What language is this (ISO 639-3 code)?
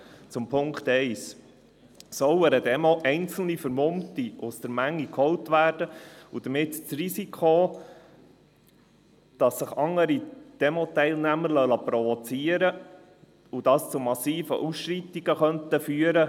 gsw